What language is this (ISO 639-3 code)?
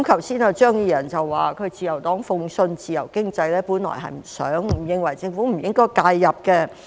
yue